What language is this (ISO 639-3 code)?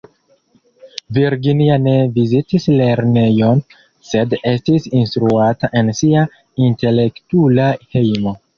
epo